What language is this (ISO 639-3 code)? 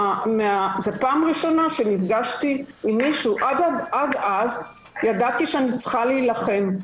heb